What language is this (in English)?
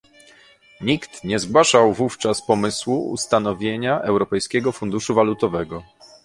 Polish